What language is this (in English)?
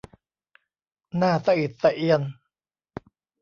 Thai